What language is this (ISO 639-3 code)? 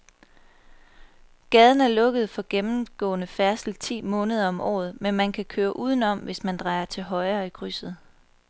dan